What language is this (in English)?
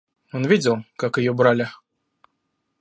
Russian